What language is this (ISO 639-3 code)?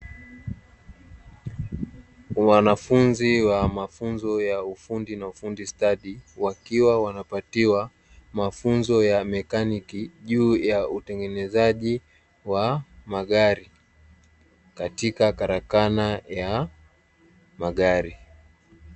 swa